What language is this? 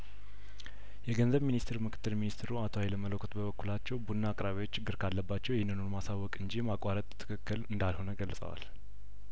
Amharic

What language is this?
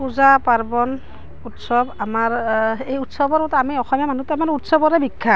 Assamese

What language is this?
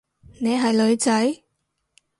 Cantonese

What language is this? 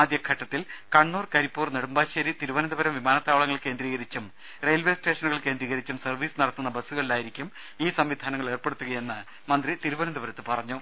Malayalam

